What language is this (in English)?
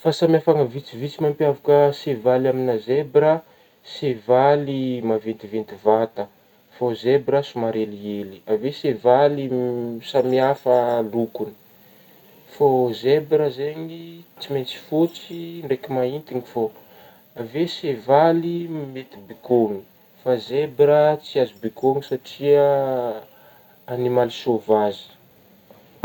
Northern Betsimisaraka Malagasy